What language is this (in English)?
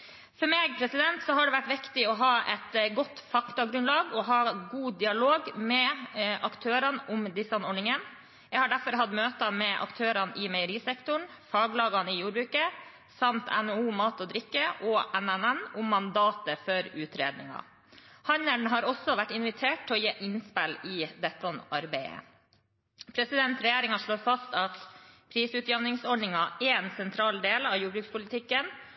Norwegian Bokmål